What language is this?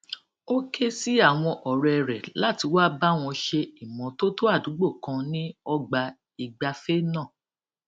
Yoruba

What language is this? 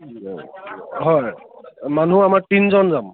Assamese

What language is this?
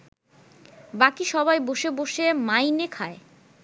Bangla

